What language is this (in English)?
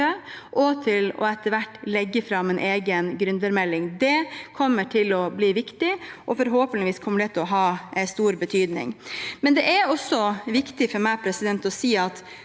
Norwegian